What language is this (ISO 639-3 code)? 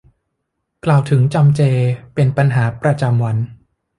tha